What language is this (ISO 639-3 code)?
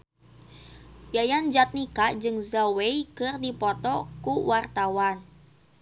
sun